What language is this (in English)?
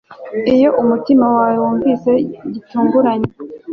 Kinyarwanda